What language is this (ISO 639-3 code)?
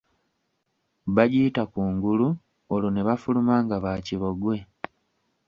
lug